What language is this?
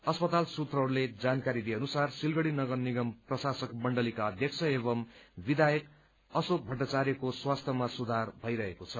Nepali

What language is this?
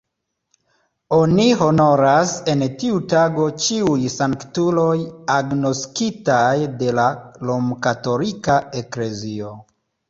Esperanto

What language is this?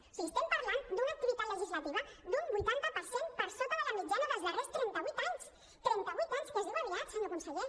Catalan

